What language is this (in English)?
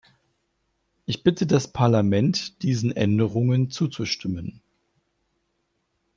German